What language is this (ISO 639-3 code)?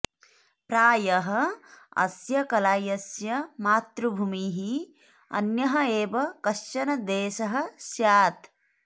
san